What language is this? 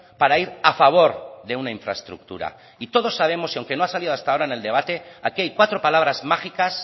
Spanish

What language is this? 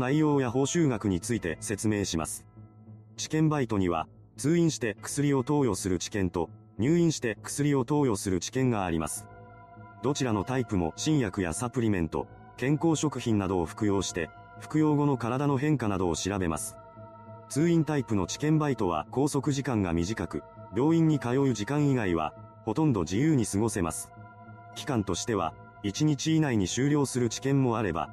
Japanese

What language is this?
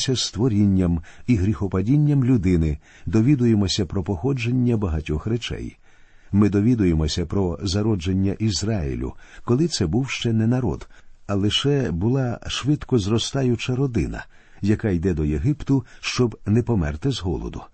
Ukrainian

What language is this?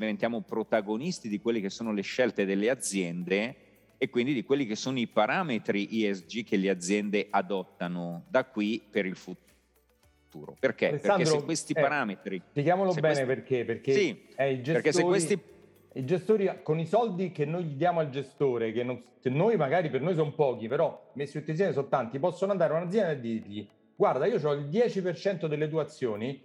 Italian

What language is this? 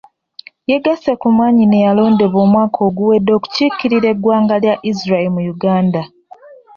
Ganda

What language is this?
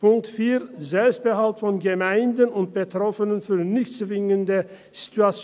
Swiss German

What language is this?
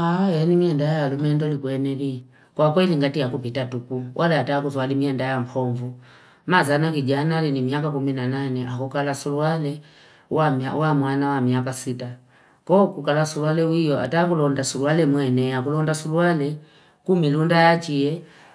Fipa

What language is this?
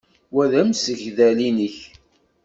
Kabyle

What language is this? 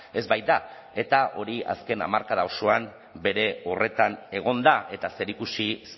Basque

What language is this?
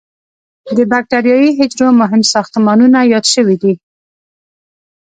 Pashto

